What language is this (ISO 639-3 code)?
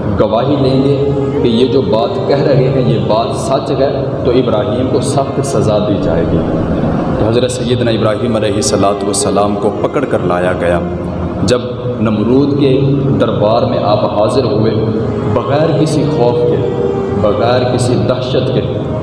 urd